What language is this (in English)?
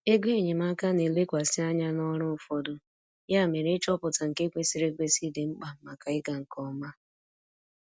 Igbo